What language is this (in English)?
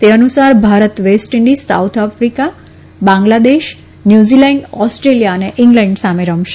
Gujarati